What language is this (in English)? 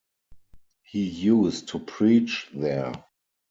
English